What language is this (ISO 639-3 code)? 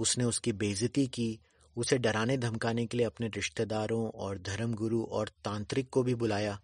hin